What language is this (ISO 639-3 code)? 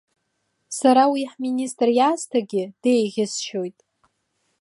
abk